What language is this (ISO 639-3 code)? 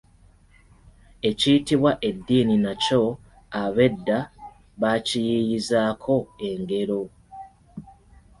lug